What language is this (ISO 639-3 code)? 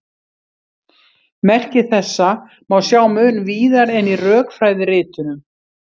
isl